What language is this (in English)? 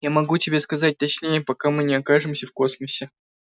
Russian